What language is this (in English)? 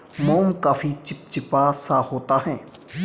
Hindi